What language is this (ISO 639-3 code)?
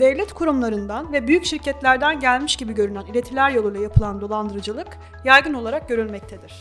tur